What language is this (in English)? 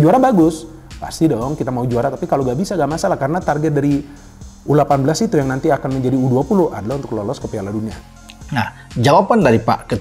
Indonesian